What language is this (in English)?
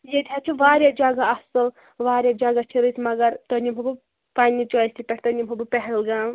Kashmiri